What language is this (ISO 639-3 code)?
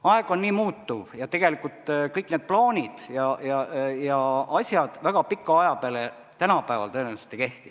est